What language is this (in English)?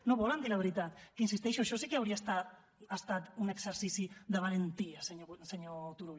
Catalan